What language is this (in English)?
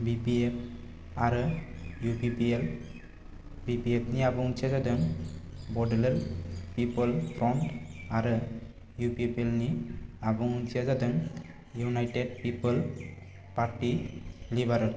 Bodo